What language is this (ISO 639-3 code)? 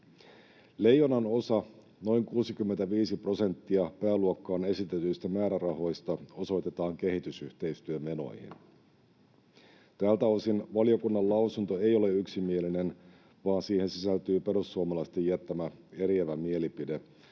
fin